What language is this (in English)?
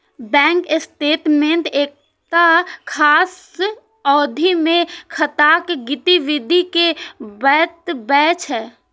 Maithili